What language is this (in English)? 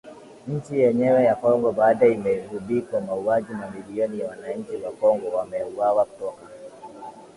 Swahili